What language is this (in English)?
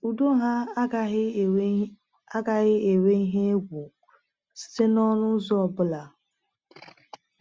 Igbo